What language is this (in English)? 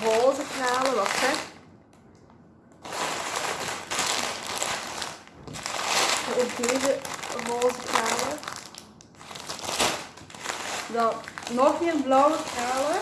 Dutch